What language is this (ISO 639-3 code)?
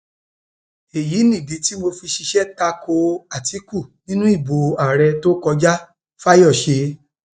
yor